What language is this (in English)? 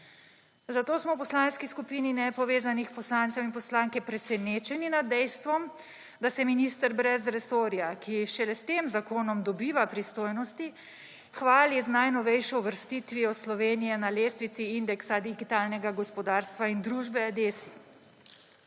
Slovenian